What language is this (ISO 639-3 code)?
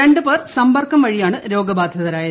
mal